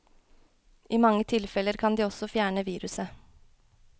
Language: Norwegian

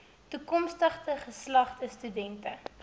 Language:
Afrikaans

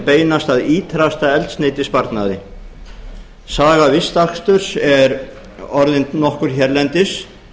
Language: Icelandic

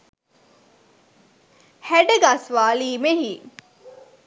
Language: Sinhala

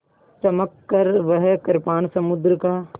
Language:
Hindi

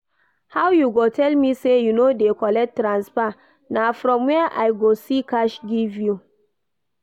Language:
Nigerian Pidgin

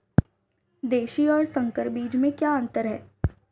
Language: Hindi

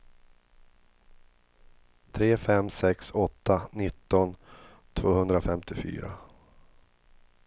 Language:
Swedish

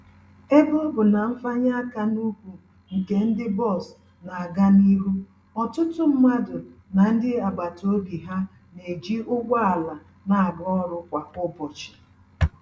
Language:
Igbo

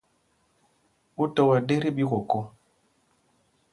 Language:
Mpumpong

